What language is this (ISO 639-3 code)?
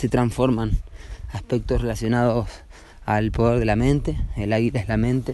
spa